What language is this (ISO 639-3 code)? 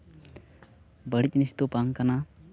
sat